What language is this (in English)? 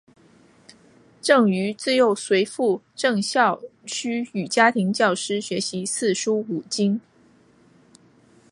Chinese